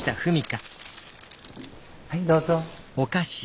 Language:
Japanese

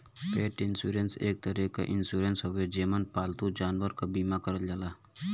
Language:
Bhojpuri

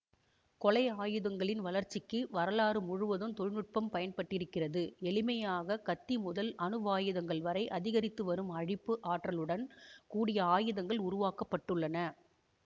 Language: Tamil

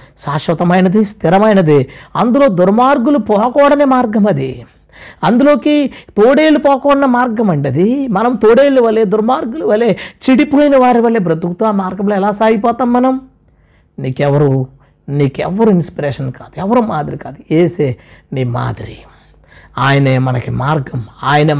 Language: Telugu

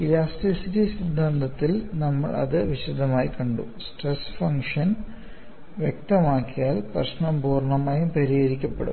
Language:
Malayalam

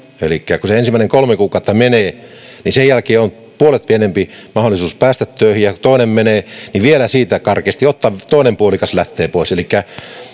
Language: Finnish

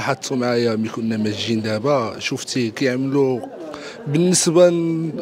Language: Arabic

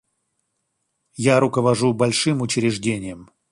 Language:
Russian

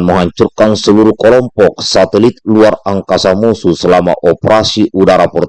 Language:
Indonesian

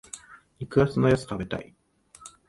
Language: Japanese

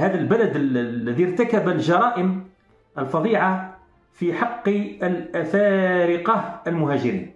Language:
Arabic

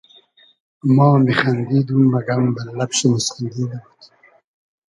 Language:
Hazaragi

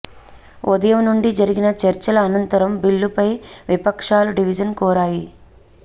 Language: Telugu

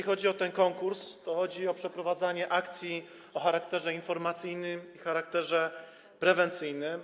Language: Polish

